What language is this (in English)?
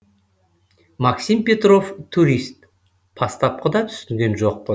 Kazakh